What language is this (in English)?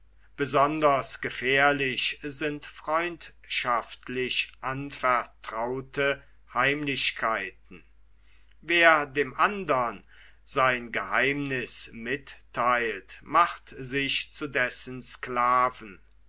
German